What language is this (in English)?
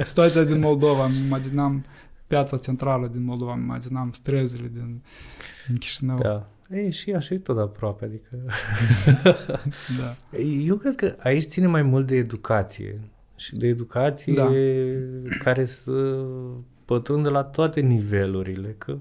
Romanian